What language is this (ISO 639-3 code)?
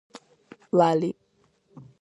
kat